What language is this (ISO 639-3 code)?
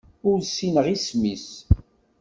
kab